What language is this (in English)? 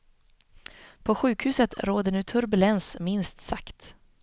Swedish